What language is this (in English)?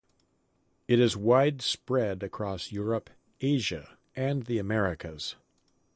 English